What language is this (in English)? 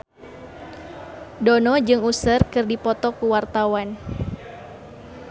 Sundanese